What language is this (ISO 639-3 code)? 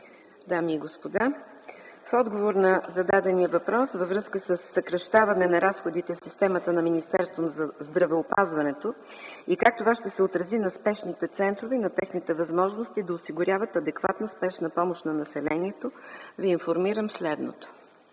bul